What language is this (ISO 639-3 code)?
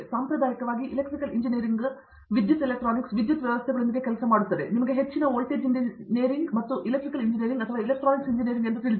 kan